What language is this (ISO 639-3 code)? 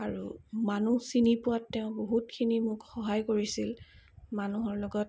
asm